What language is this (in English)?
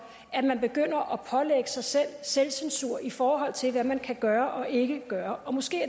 Danish